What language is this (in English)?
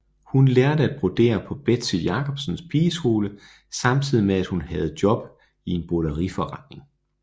Danish